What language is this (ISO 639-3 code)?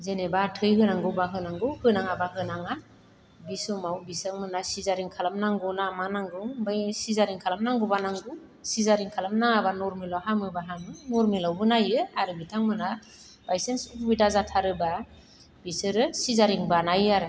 brx